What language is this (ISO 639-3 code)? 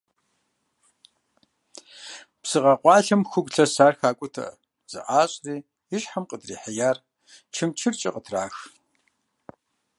kbd